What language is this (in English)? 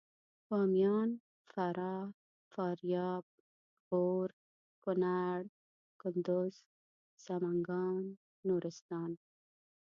Pashto